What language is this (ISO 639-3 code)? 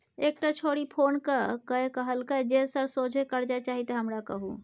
mai